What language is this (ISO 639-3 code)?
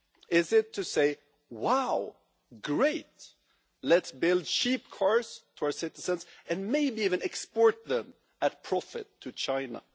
eng